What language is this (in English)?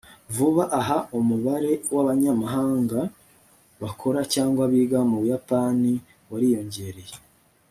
Kinyarwanda